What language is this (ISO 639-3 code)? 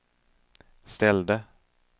swe